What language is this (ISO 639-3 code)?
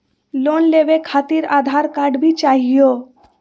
mag